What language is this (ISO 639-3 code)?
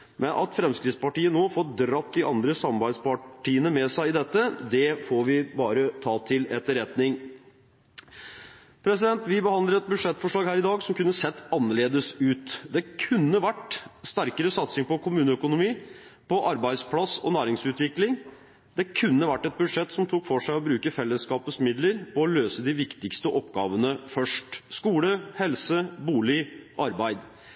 nob